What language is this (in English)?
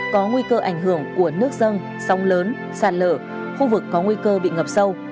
Vietnamese